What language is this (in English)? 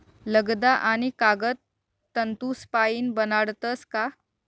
Marathi